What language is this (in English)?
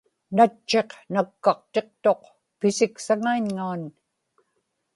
Inupiaq